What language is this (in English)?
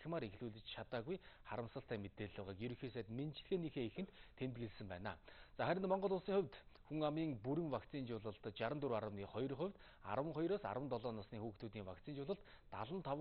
Korean